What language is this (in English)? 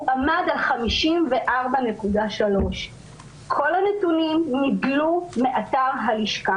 Hebrew